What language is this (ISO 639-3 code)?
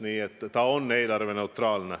est